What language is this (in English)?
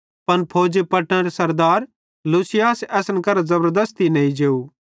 Bhadrawahi